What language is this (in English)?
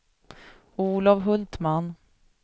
Swedish